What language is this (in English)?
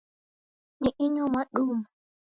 Taita